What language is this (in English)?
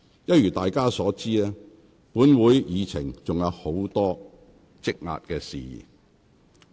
Cantonese